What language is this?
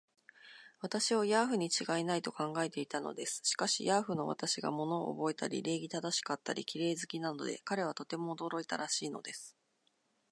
Japanese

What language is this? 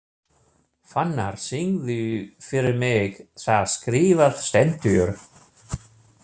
Icelandic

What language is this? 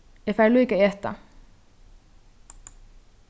Faroese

